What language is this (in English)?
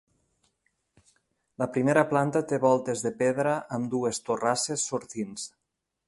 Catalan